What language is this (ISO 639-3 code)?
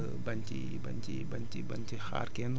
wol